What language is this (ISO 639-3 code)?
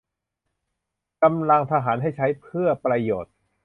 tha